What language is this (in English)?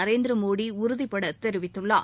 Tamil